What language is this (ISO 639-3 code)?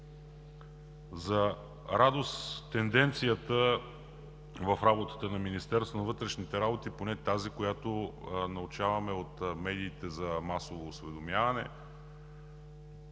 bul